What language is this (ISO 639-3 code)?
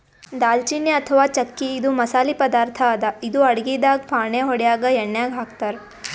kan